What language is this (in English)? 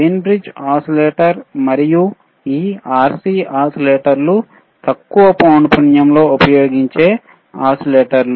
Telugu